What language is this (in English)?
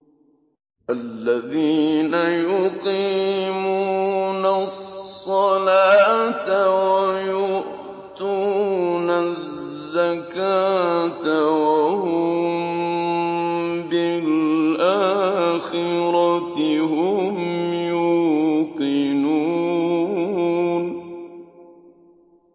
Arabic